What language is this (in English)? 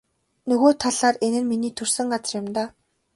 Mongolian